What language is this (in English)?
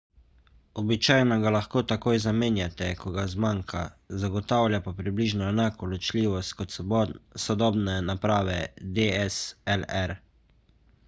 Slovenian